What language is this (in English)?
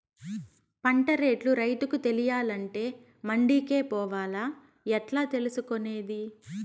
Telugu